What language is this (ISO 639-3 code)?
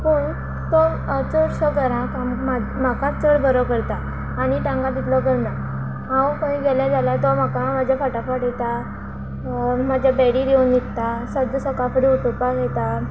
kok